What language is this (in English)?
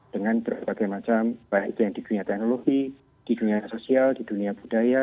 Indonesian